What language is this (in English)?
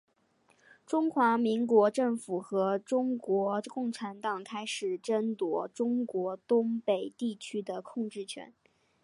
Chinese